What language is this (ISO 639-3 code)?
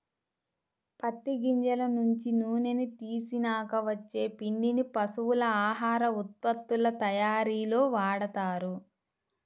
tel